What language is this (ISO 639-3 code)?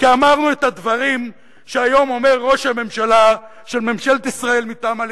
heb